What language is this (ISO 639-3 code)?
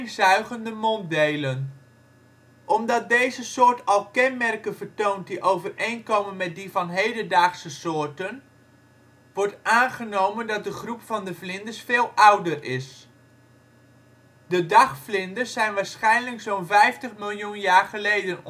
nld